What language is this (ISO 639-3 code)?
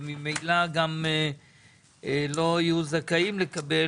heb